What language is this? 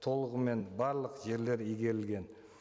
Kazakh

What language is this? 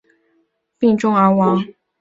Chinese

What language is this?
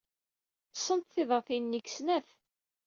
Kabyle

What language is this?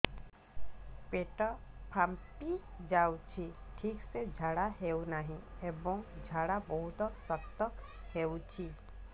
Odia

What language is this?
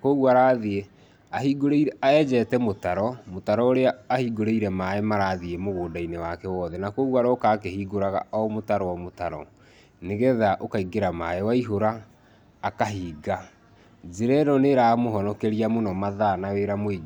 Kikuyu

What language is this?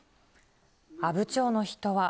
Japanese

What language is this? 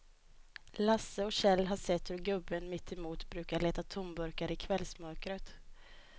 Swedish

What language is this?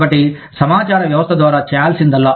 Telugu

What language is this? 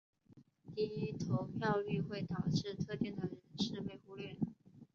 Chinese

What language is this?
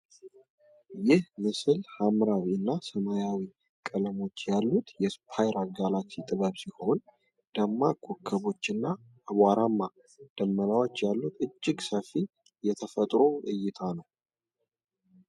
Amharic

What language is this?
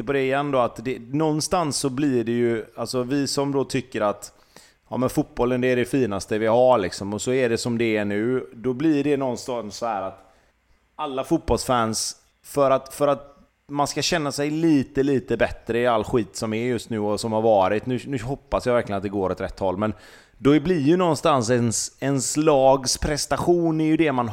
Swedish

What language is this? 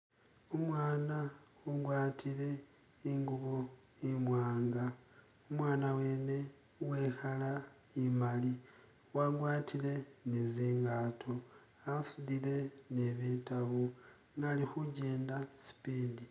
Masaaba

